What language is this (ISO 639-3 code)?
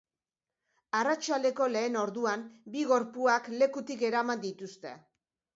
eus